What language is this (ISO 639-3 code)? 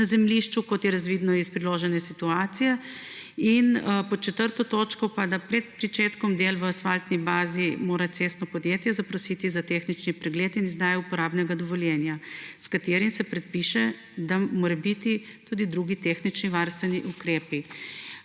slv